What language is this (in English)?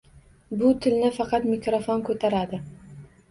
Uzbek